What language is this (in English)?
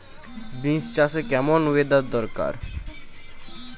Bangla